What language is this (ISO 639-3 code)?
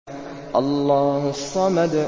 ara